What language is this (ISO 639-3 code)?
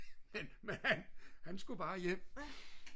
dan